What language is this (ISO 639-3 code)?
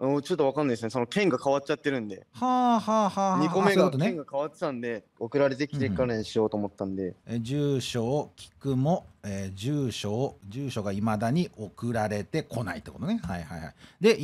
jpn